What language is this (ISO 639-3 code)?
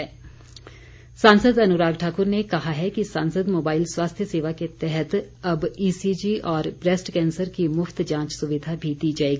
hin